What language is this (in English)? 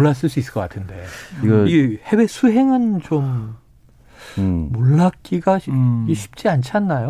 Korean